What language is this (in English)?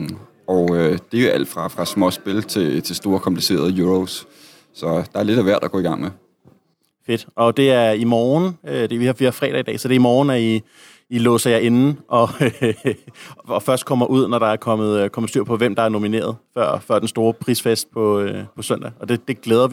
Danish